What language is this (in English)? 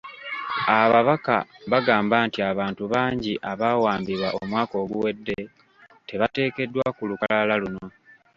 Ganda